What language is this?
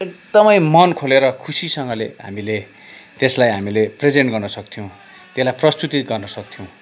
Nepali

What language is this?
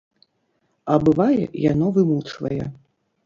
Belarusian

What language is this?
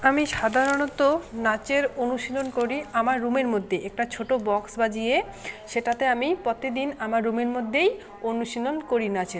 Bangla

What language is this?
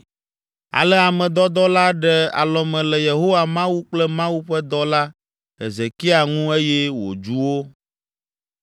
Ewe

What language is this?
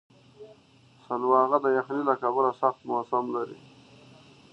Pashto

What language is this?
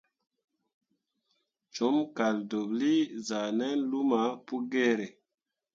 Mundang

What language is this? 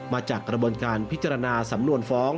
Thai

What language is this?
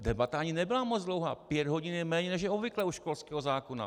Czech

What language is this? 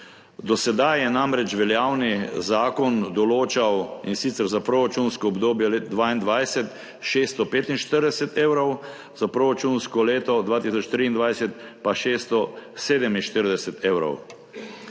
Slovenian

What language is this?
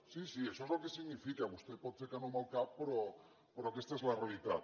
Catalan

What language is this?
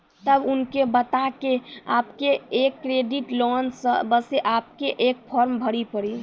Maithili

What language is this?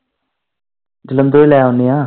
Punjabi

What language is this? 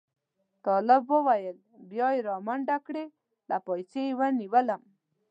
Pashto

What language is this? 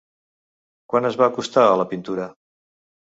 Catalan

